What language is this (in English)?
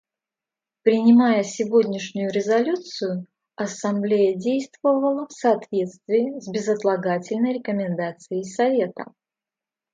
Russian